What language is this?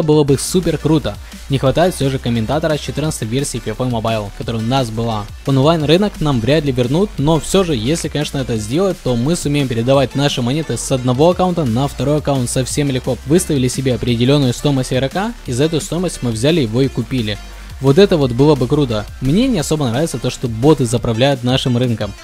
Russian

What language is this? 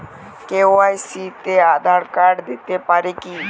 Bangla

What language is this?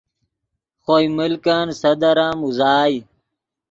Yidgha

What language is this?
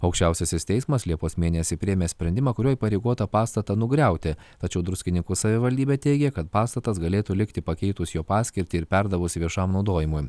Lithuanian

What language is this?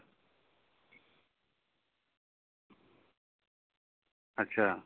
Santali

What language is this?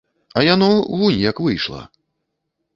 Belarusian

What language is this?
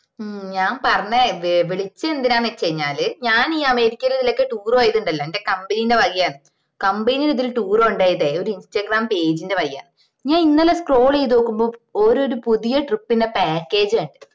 Malayalam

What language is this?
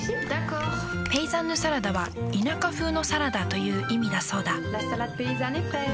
Japanese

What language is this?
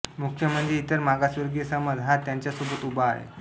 Marathi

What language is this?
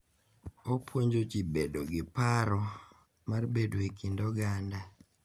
Luo (Kenya and Tanzania)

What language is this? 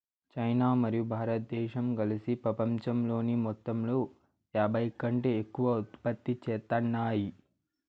Telugu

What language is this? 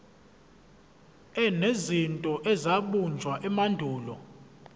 Zulu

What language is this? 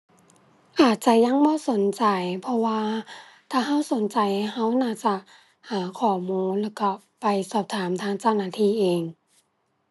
Thai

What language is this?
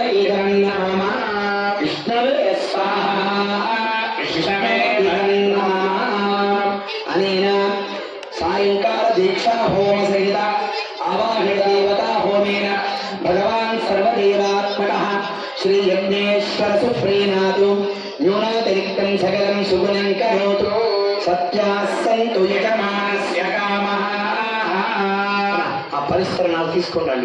Arabic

